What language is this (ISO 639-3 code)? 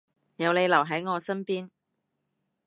yue